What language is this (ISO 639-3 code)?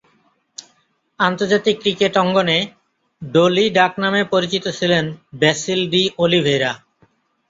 ben